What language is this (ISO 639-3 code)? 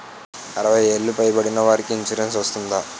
tel